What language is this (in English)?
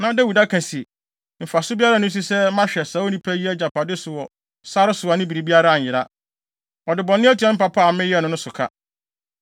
Akan